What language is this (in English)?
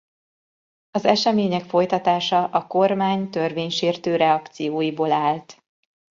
Hungarian